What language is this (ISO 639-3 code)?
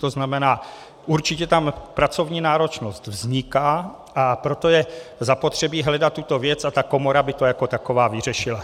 ces